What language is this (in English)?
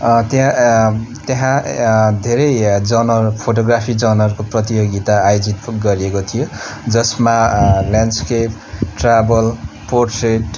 Nepali